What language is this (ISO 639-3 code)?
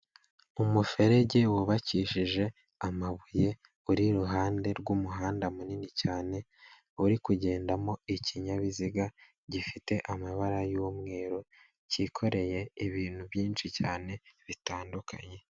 kin